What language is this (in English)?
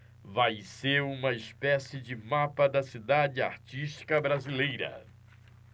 Portuguese